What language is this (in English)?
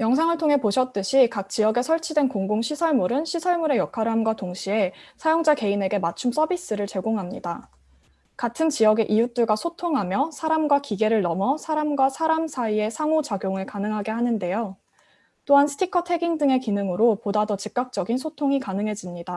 Korean